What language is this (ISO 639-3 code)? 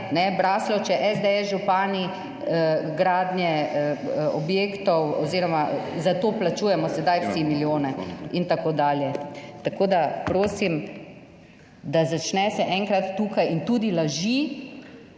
slv